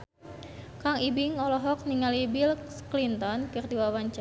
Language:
Sundanese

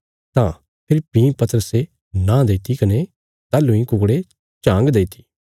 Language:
Bilaspuri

